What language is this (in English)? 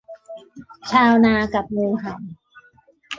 Thai